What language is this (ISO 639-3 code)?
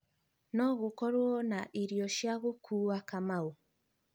kik